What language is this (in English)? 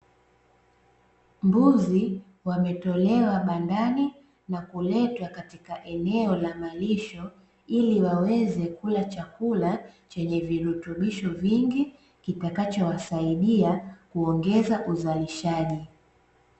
Swahili